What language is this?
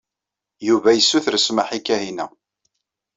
Kabyle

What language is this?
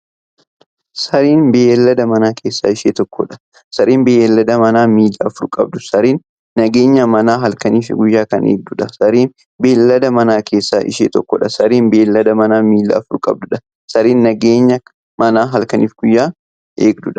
Oromo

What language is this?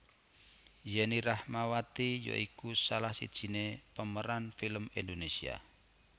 Javanese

